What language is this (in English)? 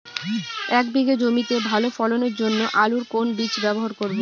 Bangla